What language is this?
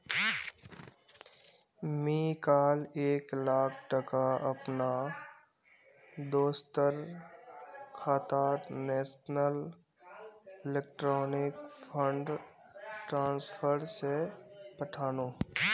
Magahi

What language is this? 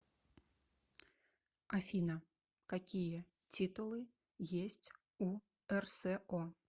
Russian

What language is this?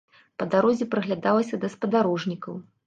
Belarusian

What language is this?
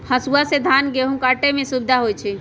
Magahi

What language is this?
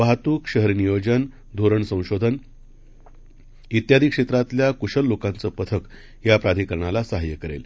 Marathi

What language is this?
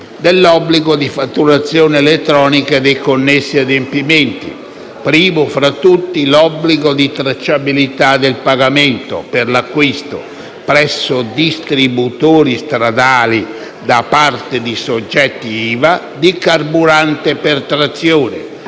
Italian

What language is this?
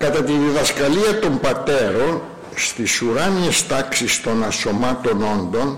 Greek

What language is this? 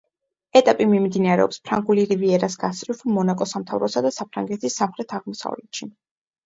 Georgian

